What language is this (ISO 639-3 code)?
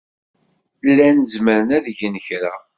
kab